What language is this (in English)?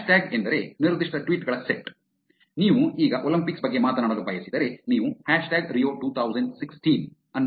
Kannada